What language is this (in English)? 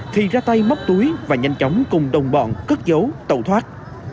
Vietnamese